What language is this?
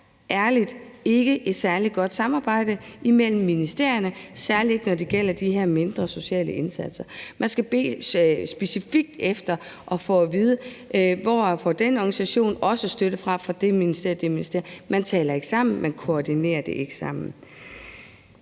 Danish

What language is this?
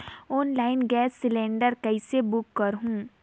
Chhattisgarhi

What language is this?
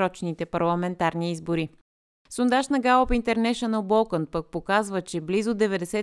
Bulgarian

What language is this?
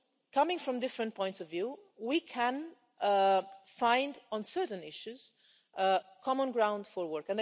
English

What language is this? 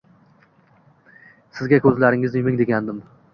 Uzbek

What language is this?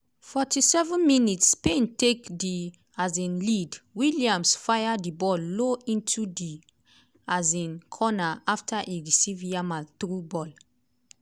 Nigerian Pidgin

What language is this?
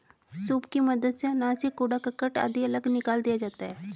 Hindi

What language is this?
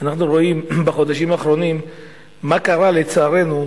Hebrew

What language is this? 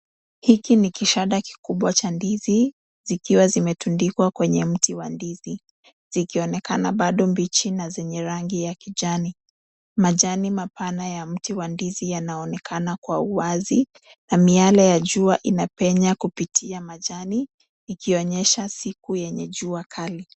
Swahili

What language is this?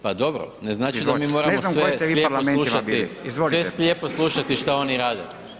Croatian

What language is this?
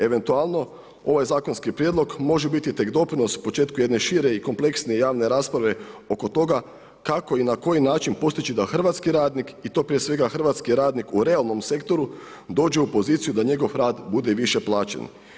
Croatian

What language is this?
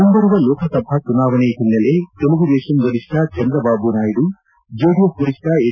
Kannada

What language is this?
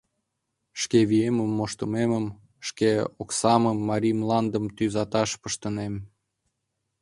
Mari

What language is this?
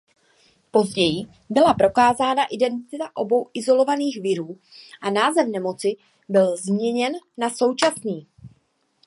Czech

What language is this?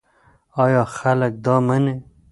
Pashto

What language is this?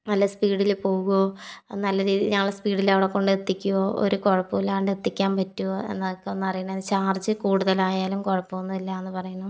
Malayalam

